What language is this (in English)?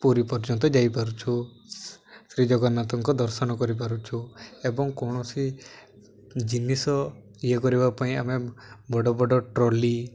Odia